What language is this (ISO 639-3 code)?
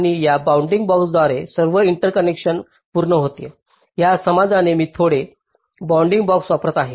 mar